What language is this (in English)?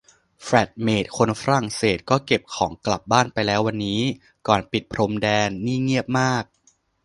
Thai